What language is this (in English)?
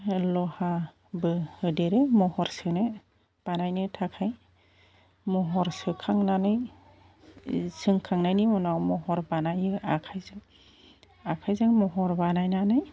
Bodo